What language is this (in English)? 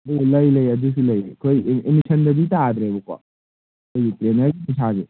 Manipuri